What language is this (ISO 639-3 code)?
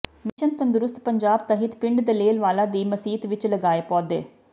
pan